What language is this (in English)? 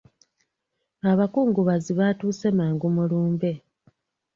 Ganda